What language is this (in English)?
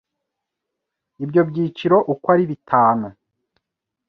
Kinyarwanda